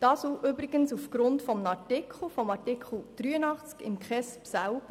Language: Swiss German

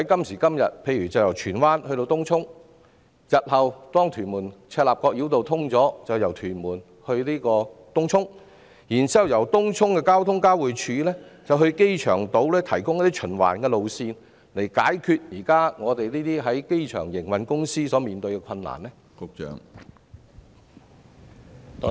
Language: Cantonese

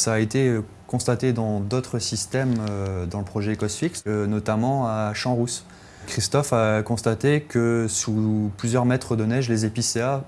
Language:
French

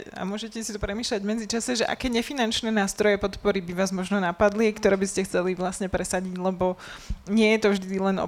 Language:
Slovak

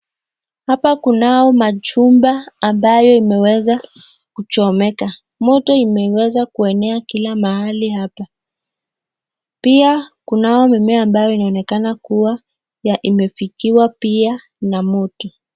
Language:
Swahili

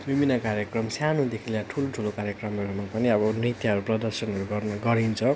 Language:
Nepali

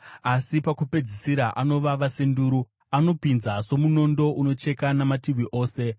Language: Shona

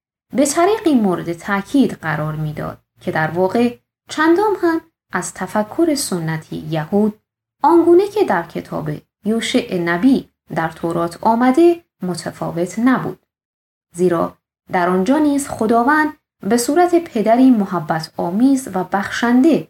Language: Persian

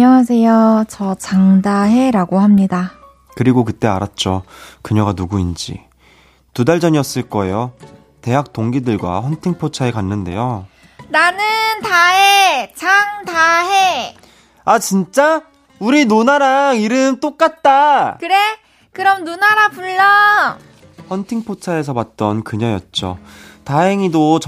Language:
Korean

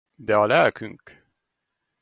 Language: Hungarian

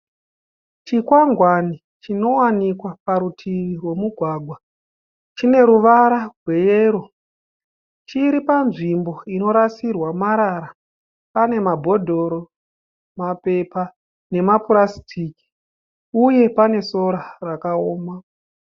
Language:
Shona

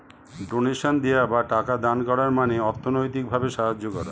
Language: Bangla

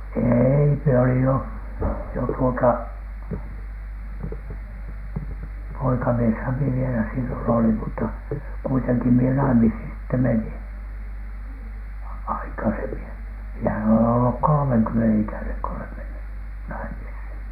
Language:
Finnish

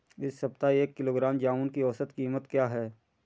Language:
Hindi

